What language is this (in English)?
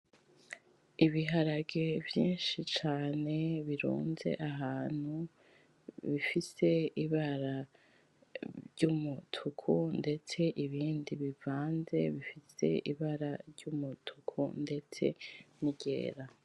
Rundi